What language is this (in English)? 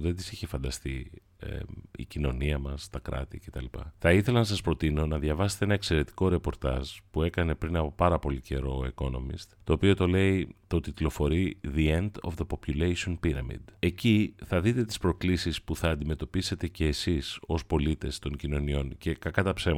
Greek